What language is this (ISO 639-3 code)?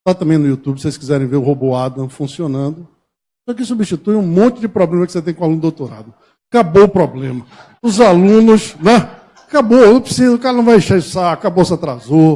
por